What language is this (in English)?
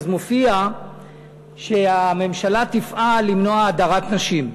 Hebrew